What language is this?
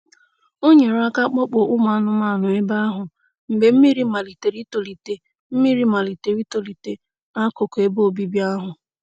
Igbo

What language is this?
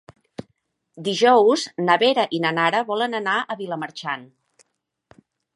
Catalan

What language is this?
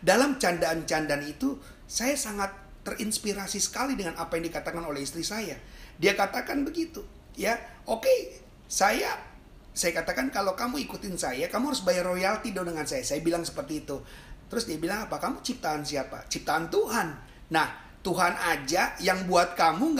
Indonesian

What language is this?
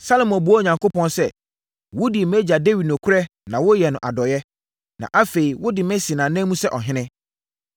Akan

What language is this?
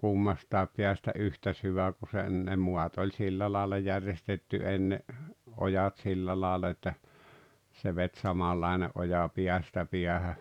Finnish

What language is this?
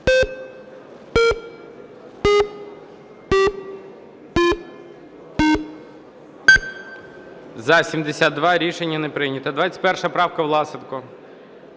Ukrainian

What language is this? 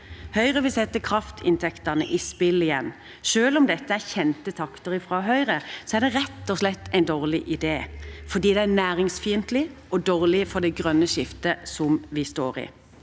Norwegian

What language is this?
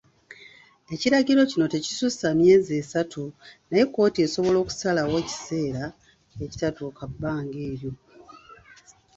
Ganda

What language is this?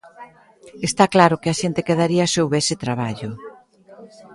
Galician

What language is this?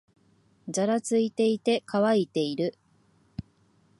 Japanese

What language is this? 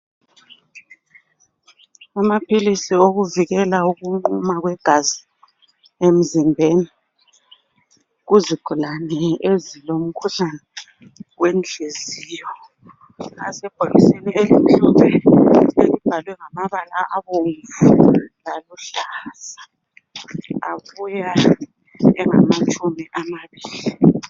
North Ndebele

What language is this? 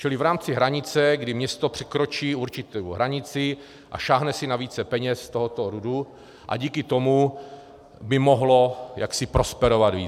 Czech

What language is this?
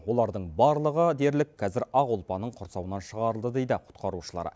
Kazakh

